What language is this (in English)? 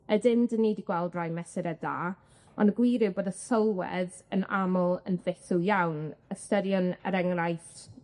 Welsh